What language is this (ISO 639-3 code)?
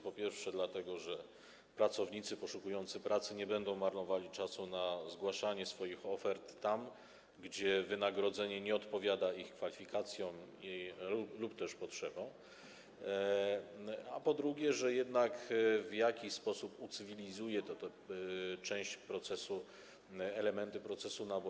pol